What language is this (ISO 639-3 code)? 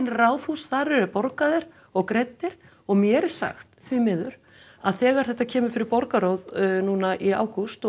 isl